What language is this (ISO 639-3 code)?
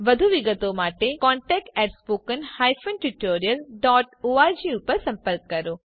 guj